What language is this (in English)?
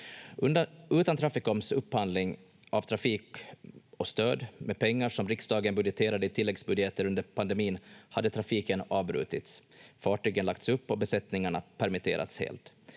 Finnish